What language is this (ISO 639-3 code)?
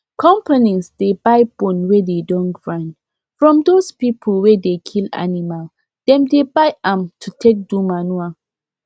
pcm